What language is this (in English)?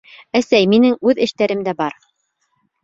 Bashkir